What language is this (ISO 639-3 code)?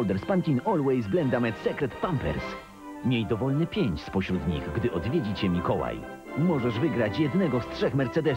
pol